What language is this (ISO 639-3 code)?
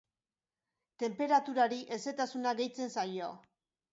eus